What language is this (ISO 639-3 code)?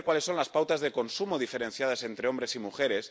spa